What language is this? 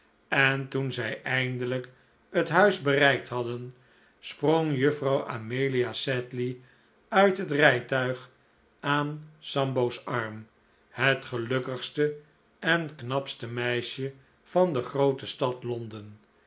Dutch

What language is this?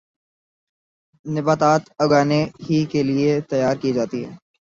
Urdu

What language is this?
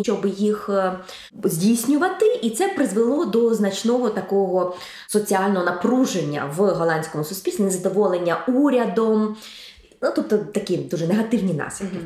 Ukrainian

